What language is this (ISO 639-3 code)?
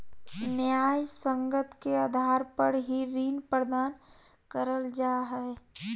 mag